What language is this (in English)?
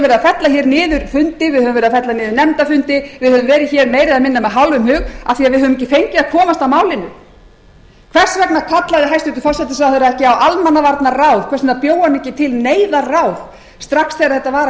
Icelandic